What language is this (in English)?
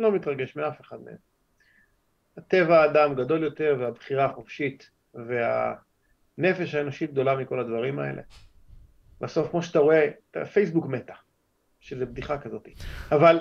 Hebrew